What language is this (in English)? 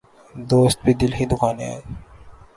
Urdu